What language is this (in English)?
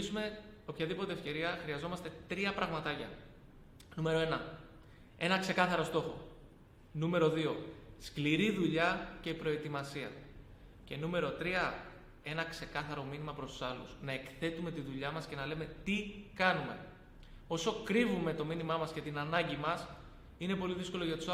Greek